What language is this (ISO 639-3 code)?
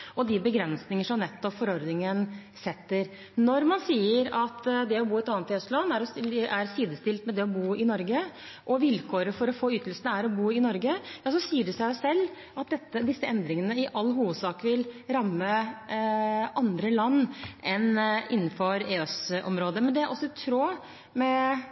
nob